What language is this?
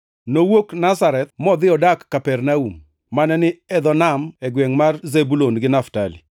Luo (Kenya and Tanzania)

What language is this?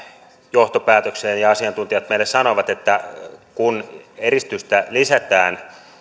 Finnish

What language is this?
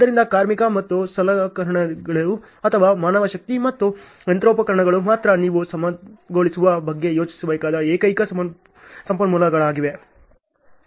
Kannada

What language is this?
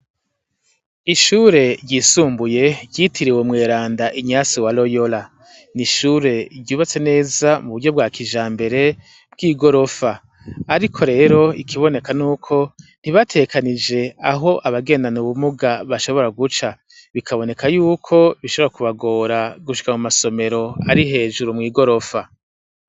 Rundi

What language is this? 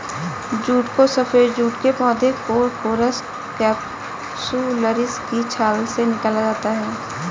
Hindi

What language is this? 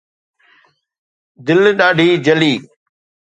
Sindhi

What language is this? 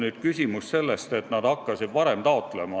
Estonian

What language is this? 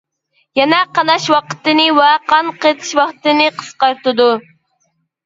Uyghur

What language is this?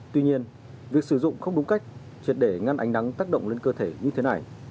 Vietnamese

